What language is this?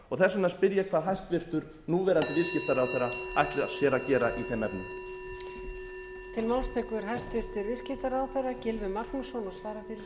Icelandic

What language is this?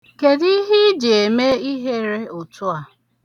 Igbo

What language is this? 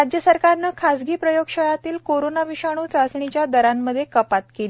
Marathi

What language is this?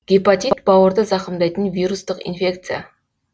Kazakh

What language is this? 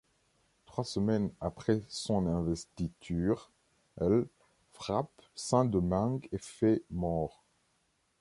French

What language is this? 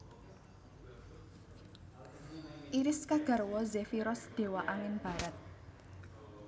Javanese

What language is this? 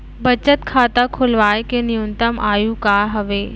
Chhattisgarhi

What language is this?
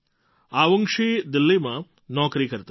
Gujarati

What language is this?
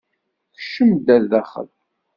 Kabyle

